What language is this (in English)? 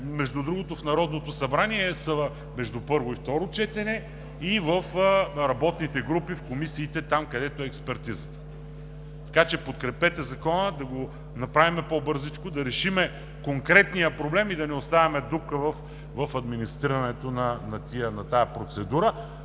Bulgarian